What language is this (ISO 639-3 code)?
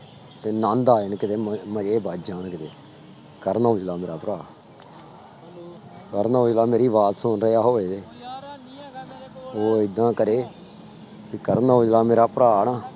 pan